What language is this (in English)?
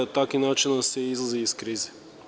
Serbian